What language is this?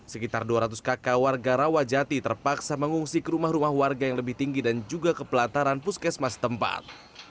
Indonesian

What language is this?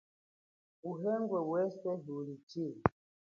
Chokwe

